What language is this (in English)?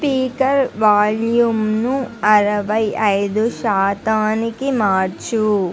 Telugu